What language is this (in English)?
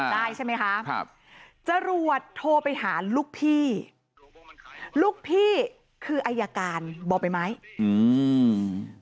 Thai